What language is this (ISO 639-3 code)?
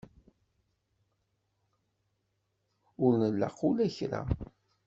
kab